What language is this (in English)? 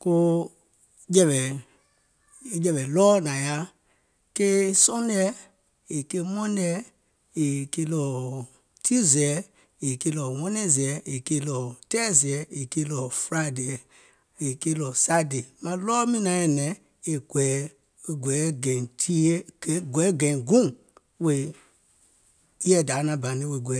Gola